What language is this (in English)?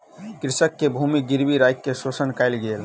Maithili